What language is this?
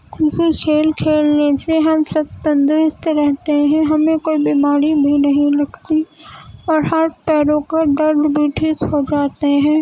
Urdu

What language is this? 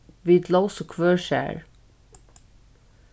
Faroese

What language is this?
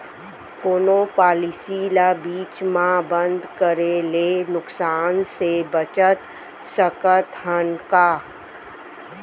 Chhattisgarhi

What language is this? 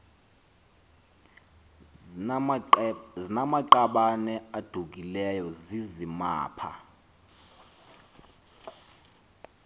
Xhosa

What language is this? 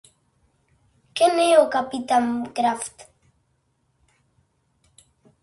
Galician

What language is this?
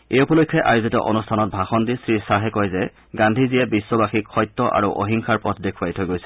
Assamese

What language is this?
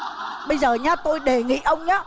Vietnamese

